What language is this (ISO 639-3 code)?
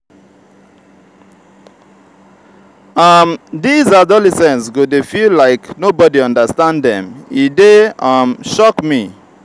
pcm